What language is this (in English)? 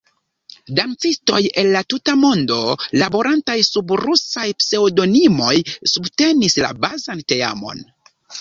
Esperanto